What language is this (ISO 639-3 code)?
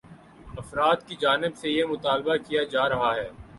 urd